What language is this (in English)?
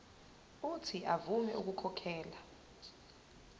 Zulu